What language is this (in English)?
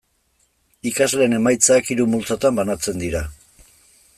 Basque